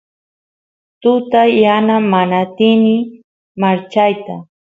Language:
Santiago del Estero Quichua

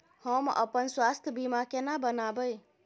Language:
Maithili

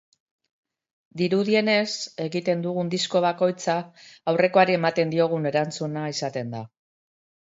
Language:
Basque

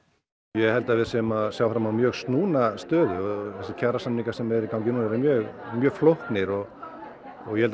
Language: Icelandic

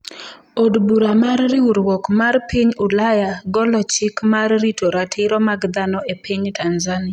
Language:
Luo (Kenya and Tanzania)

